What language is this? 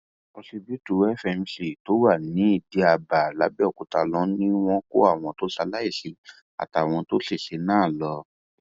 Yoruba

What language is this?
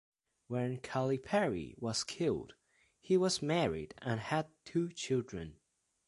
English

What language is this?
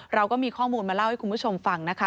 Thai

